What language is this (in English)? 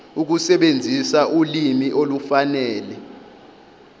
Zulu